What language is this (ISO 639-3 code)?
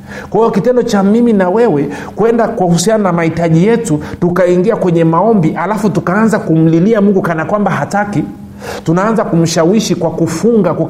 swa